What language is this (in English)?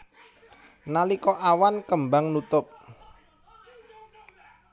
Javanese